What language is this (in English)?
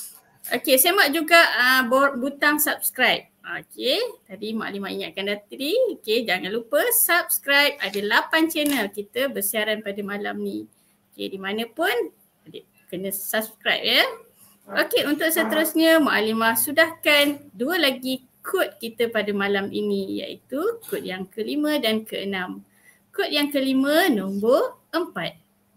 Malay